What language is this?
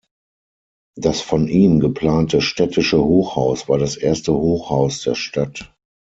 German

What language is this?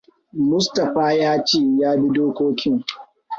Hausa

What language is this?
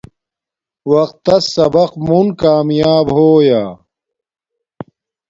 Domaaki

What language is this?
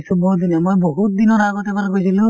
Assamese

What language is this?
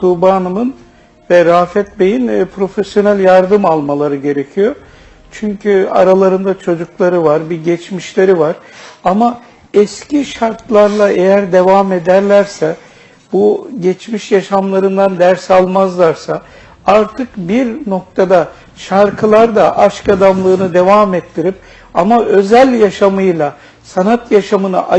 Turkish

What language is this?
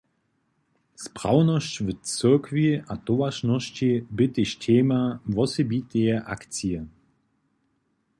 Upper Sorbian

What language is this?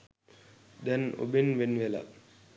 Sinhala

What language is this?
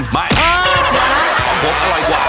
Thai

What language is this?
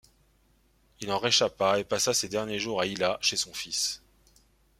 French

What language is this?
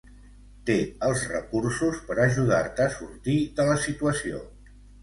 Catalan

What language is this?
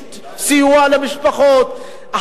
Hebrew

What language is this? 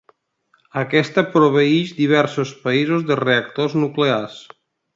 Catalan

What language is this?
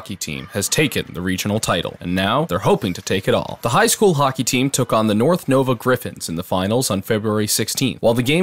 English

